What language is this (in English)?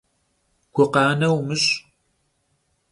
Kabardian